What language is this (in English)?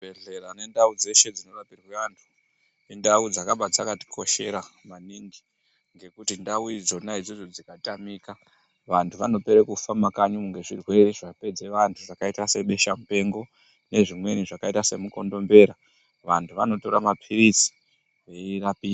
Ndau